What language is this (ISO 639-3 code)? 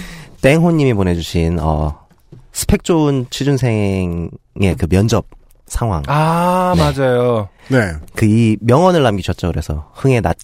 kor